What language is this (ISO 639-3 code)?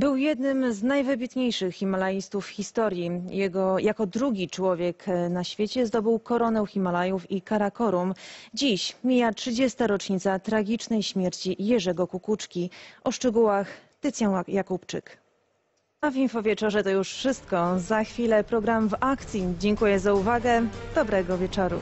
pol